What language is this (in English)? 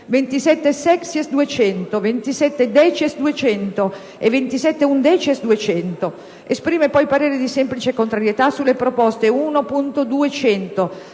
Italian